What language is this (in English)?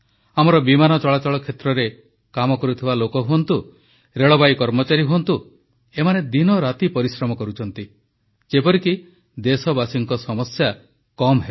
Odia